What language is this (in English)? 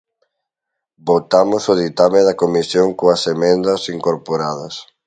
Galician